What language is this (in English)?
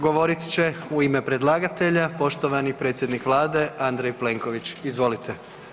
Croatian